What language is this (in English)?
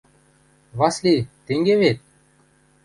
Western Mari